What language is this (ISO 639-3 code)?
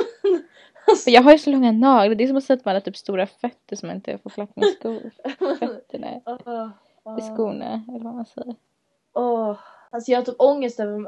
swe